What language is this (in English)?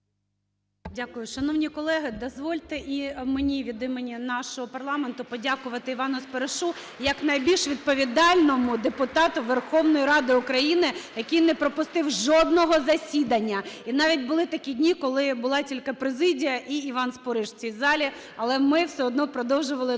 Ukrainian